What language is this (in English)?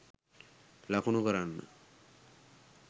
Sinhala